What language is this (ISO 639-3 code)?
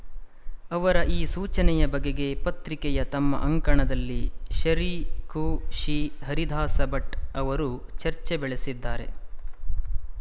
kan